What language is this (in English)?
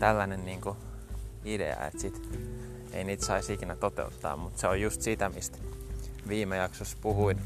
Finnish